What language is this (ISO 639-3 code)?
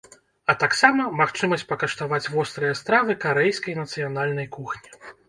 bel